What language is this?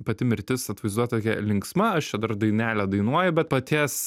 Lithuanian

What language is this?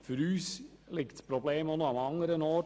Swiss German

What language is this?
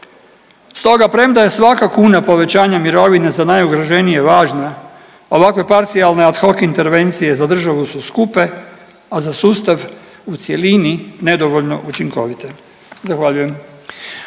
Croatian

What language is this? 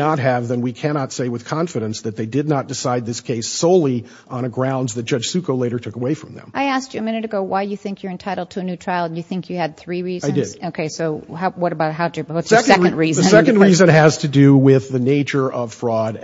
English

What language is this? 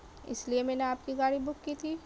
Urdu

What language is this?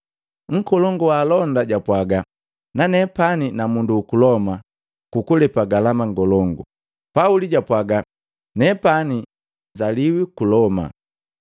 Matengo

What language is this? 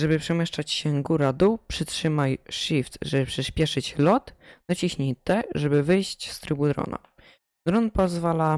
Polish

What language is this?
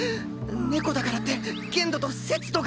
Japanese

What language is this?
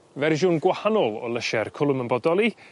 Welsh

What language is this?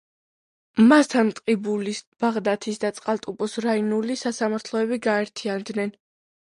Georgian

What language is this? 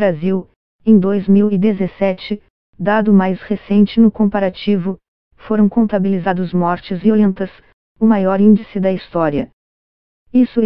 Portuguese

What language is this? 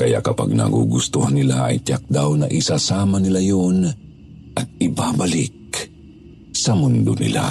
Filipino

